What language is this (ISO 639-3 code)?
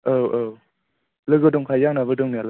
brx